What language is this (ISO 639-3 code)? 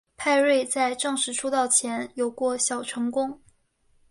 zho